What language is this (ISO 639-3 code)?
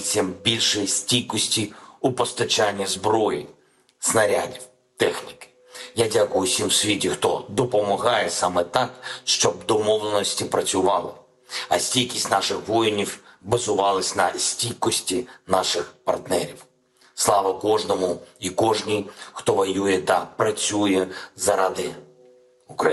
ukr